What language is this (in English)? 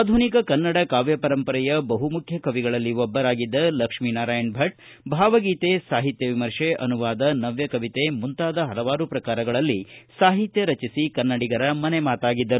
Kannada